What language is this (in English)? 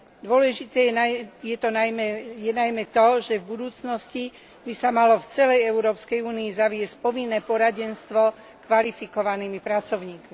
Slovak